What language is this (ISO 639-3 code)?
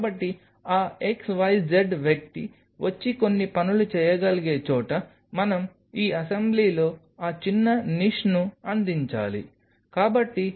tel